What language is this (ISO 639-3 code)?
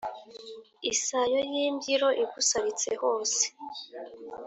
kin